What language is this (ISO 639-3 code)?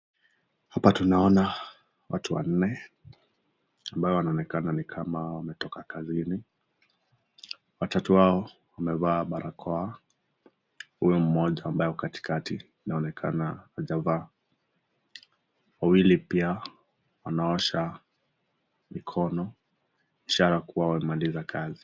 swa